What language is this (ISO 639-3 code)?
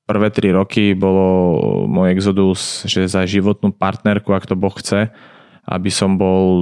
slk